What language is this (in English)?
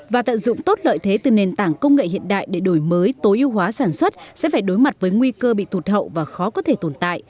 Vietnamese